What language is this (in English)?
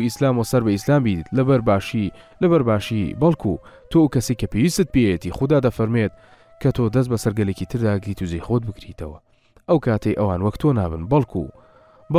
Arabic